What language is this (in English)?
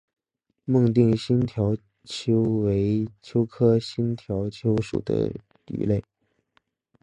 Chinese